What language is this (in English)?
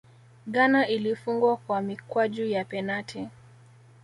Swahili